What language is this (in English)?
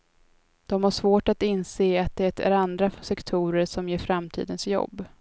Swedish